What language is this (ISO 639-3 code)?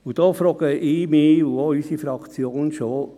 gsw